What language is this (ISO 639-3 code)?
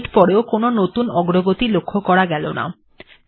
ben